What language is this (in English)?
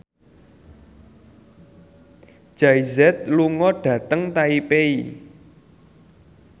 Javanese